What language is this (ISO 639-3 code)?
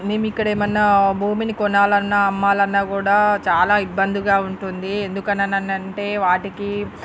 tel